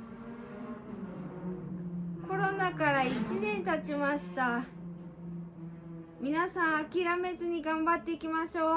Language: Japanese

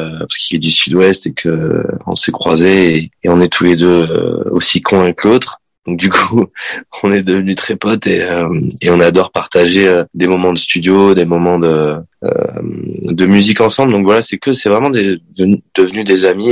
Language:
French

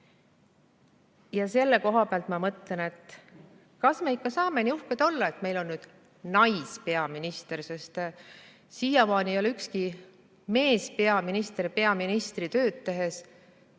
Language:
Estonian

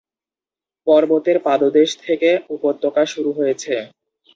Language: Bangla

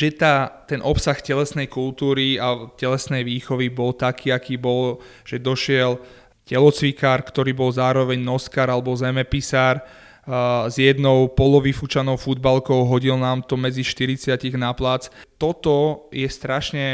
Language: Slovak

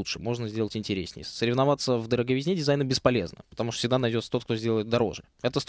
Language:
Russian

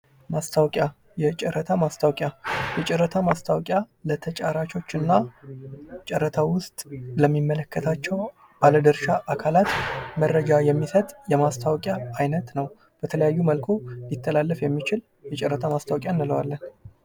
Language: Amharic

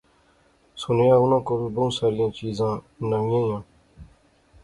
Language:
Pahari-Potwari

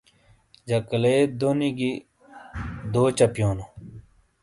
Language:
Shina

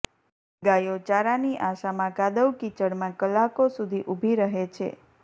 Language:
Gujarati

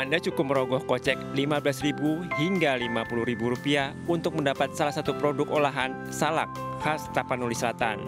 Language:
Indonesian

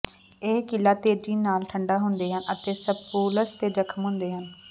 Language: Punjabi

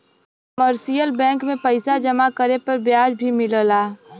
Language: Bhojpuri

